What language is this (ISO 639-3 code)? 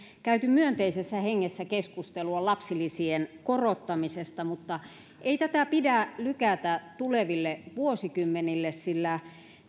fin